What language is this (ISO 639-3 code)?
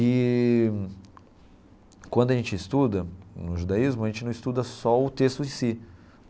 por